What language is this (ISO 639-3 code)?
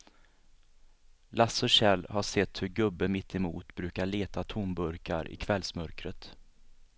swe